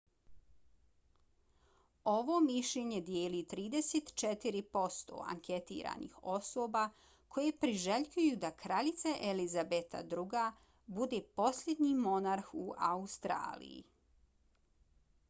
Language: Bosnian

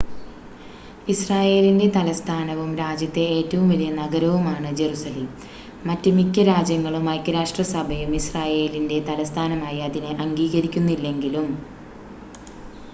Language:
Malayalam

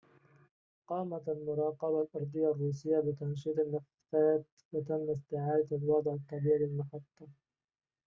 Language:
Arabic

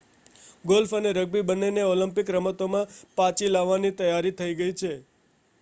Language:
Gujarati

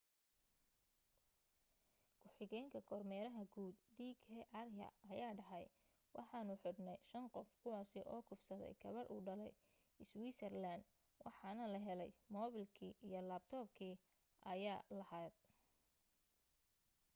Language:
Somali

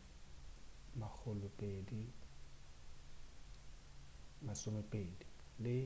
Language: Northern Sotho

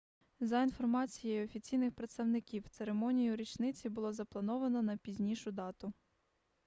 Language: Ukrainian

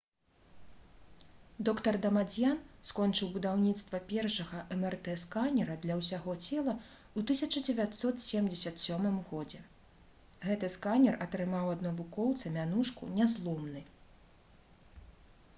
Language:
Belarusian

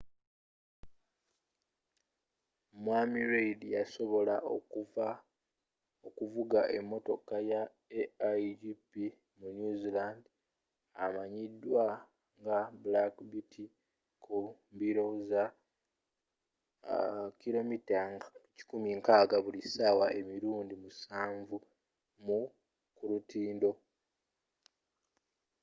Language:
Ganda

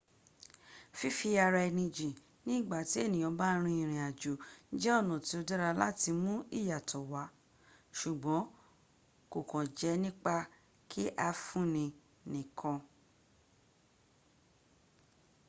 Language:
Yoruba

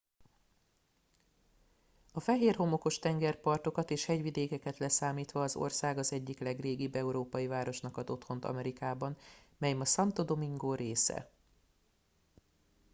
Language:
Hungarian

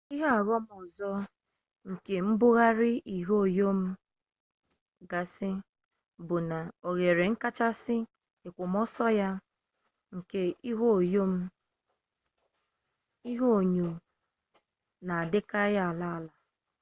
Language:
Igbo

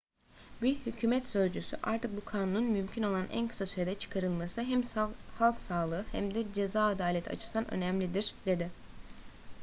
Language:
Turkish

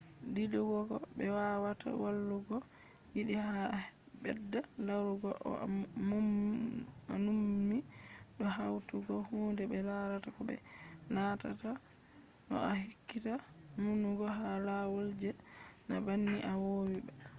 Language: Fula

